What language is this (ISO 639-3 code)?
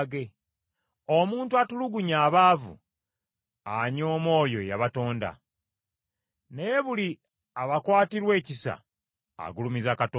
lug